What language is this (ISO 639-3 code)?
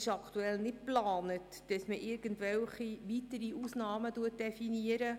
gsw